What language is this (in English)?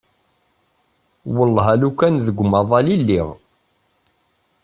Kabyle